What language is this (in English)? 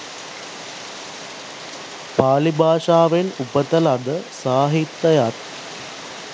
Sinhala